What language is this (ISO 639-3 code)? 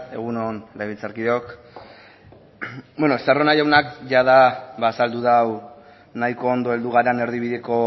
eus